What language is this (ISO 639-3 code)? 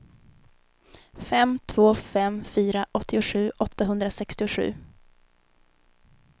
swe